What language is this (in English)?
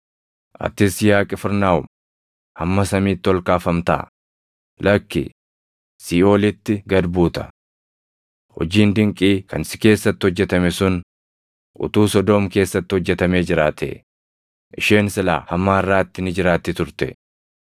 Oromo